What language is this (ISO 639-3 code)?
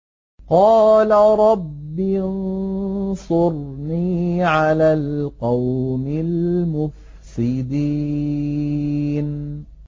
ara